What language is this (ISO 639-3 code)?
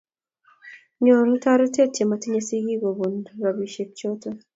kln